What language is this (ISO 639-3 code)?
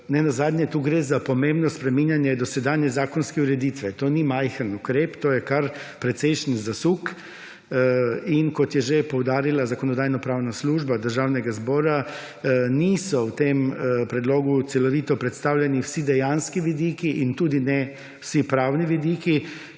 slv